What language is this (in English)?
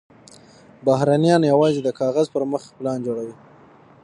Pashto